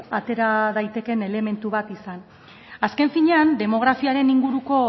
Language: Basque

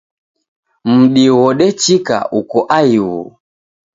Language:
Taita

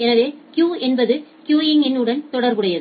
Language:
Tamil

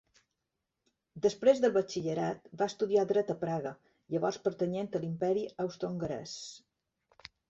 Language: Catalan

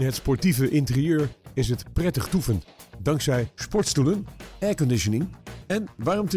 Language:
Dutch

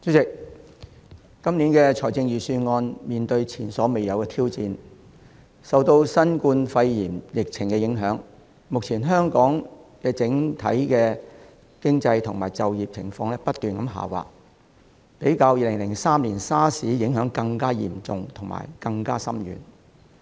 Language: Cantonese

